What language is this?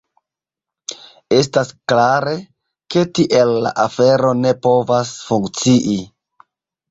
Esperanto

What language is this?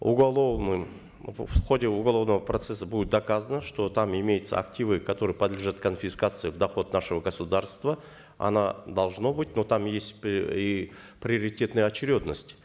Kazakh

